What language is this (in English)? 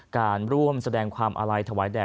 Thai